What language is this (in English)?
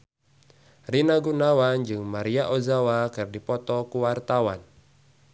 Sundanese